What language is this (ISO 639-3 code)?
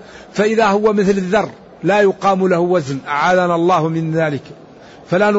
ara